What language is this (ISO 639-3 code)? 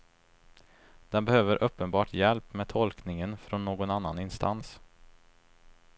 swe